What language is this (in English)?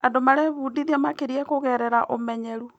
Kikuyu